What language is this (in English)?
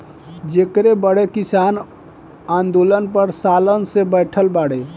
Bhojpuri